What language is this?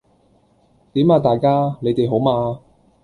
Cantonese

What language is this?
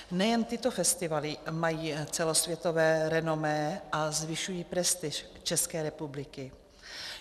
Czech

